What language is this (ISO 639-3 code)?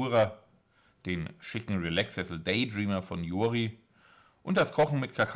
deu